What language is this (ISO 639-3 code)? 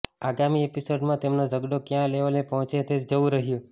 guj